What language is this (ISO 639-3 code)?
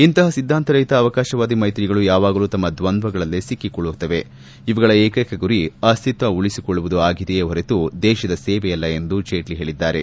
kan